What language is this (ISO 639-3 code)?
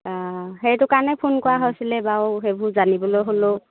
asm